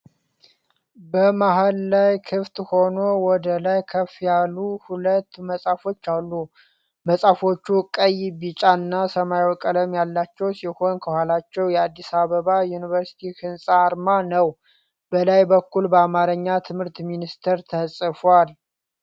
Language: Amharic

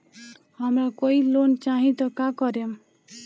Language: Bhojpuri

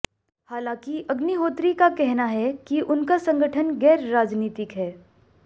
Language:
Hindi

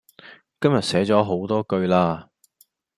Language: Cantonese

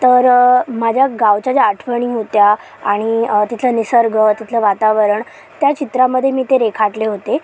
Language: Marathi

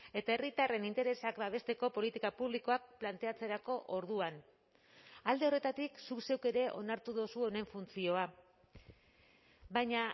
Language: Basque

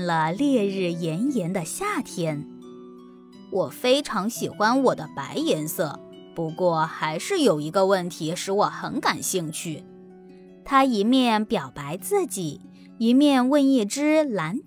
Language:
Chinese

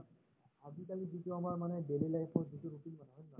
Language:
Assamese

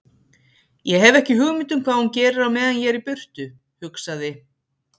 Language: Icelandic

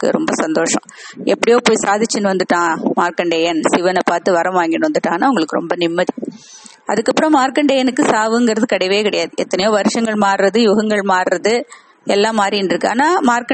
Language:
Tamil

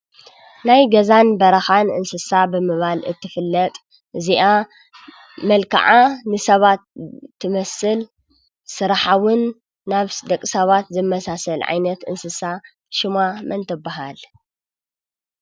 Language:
Tigrinya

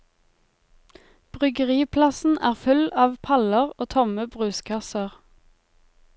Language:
Norwegian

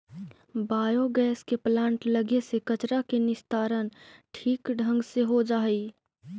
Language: Magahi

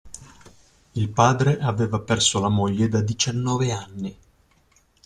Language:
Italian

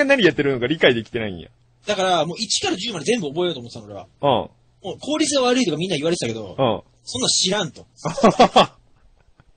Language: Japanese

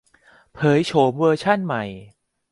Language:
Thai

